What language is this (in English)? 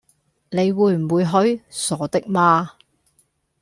Cantonese